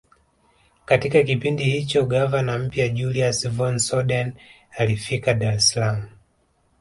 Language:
Swahili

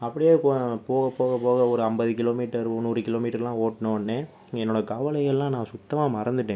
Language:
Tamil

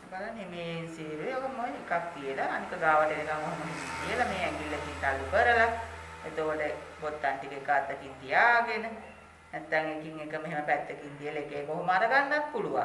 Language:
Thai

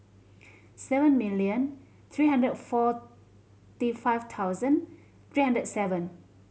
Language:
English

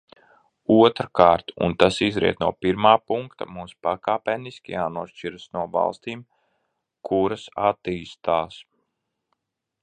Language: Latvian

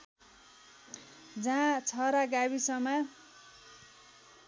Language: Nepali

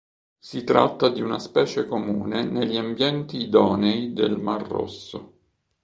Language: Italian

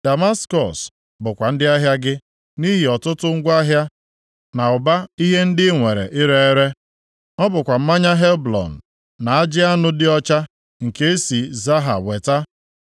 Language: Igbo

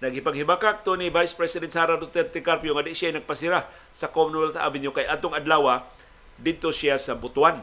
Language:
Filipino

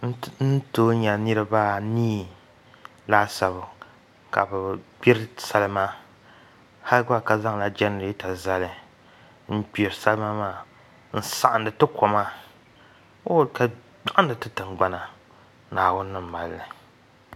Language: Dagbani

